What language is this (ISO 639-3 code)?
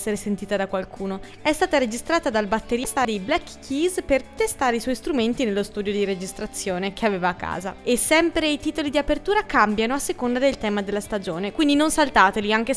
ita